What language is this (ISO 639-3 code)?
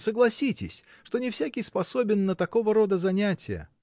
rus